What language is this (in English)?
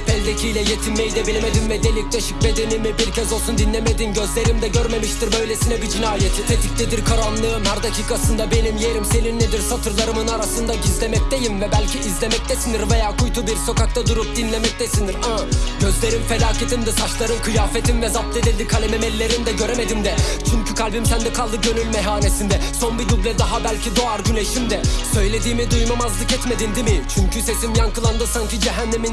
Turkish